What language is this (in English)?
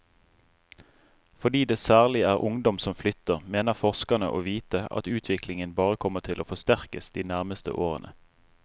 Norwegian